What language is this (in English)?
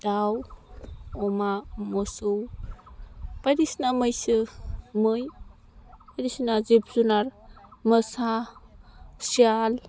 Bodo